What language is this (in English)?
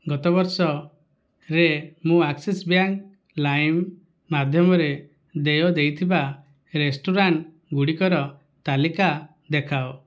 Odia